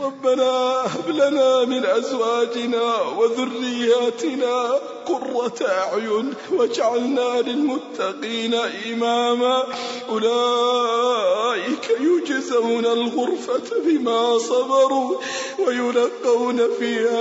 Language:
Arabic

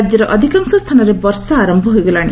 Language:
Odia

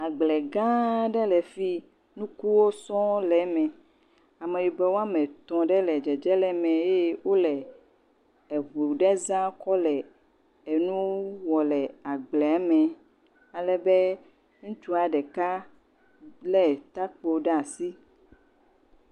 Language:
Ewe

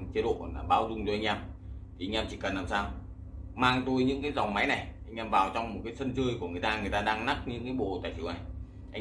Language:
Vietnamese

